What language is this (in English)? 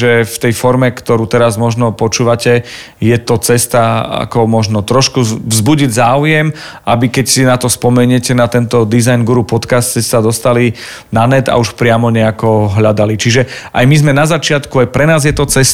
Slovak